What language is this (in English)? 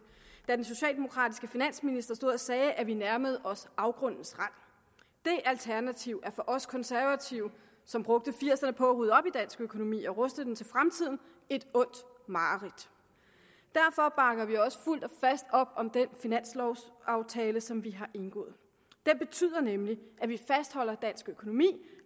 Danish